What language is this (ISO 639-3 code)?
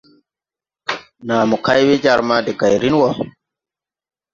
tui